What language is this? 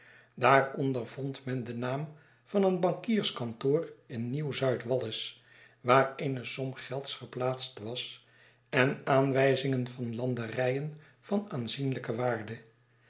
Dutch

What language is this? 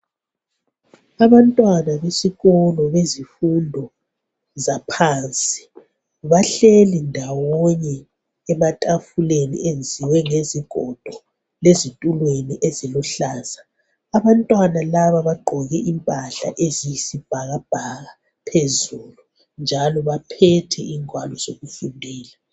North Ndebele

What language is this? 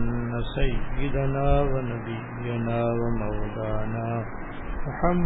Urdu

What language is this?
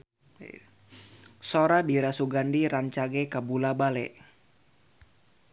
Sundanese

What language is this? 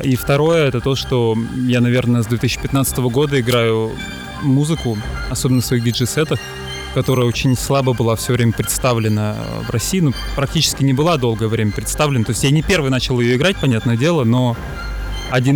Russian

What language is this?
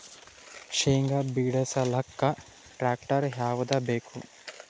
Kannada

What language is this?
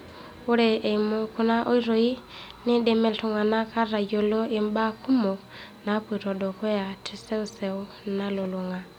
Masai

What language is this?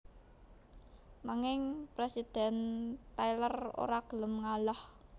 Javanese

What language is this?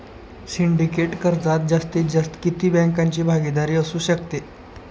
Marathi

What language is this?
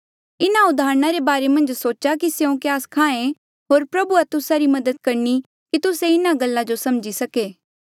Mandeali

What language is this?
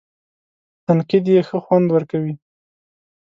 Pashto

